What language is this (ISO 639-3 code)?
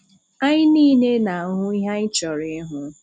ibo